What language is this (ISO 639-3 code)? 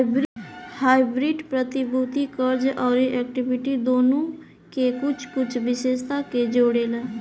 bho